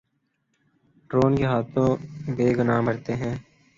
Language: Urdu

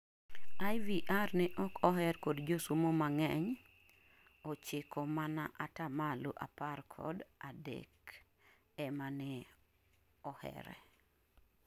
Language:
Luo (Kenya and Tanzania)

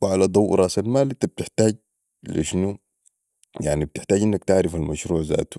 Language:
Sudanese Arabic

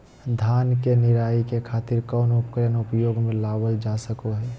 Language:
Magahi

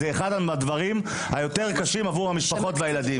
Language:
Hebrew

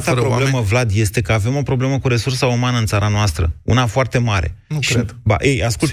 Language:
Romanian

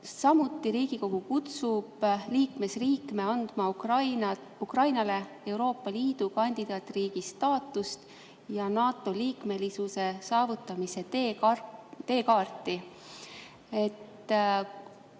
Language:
Estonian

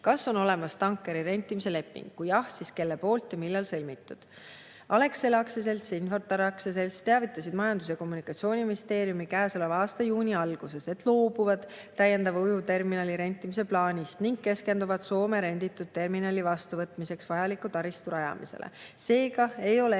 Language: Estonian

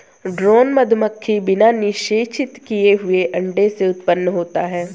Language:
Hindi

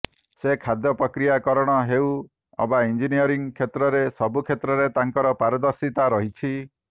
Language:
Odia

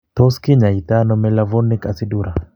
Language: Kalenjin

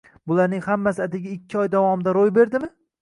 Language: Uzbek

